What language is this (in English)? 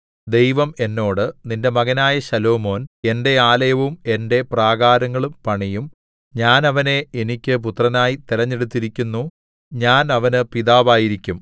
Malayalam